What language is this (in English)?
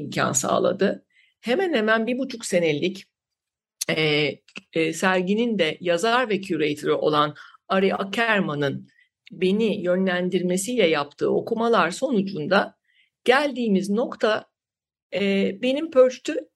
Turkish